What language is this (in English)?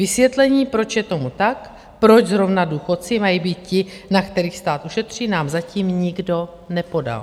Czech